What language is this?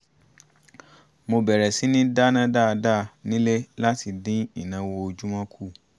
Yoruba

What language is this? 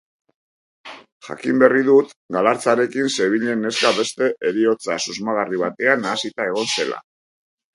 Basque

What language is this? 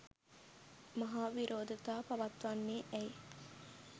Sinhala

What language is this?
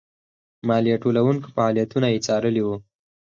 Pashto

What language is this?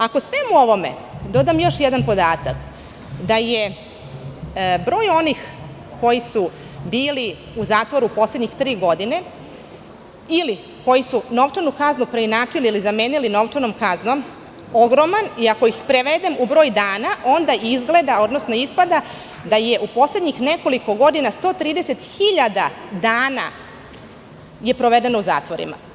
Serbian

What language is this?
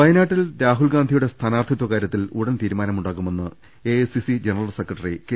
Malayalam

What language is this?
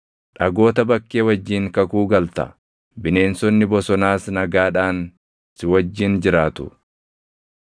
Oromo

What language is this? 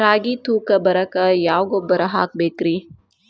Kannada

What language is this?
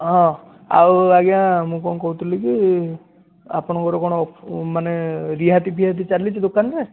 Odia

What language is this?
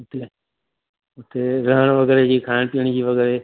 Sindhi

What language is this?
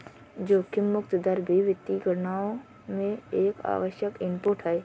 Hindi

